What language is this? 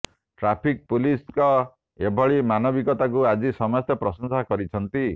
Odia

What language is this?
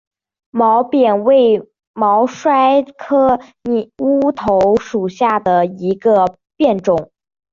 Chinese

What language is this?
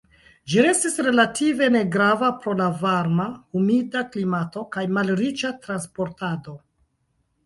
Esperanto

